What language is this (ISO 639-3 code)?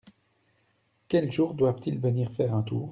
fra